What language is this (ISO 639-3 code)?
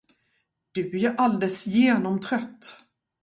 swe